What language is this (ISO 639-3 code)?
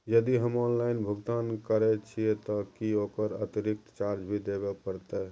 mai